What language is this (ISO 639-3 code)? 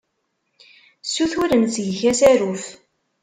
kab